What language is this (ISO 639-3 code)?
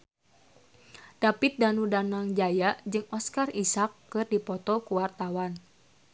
sun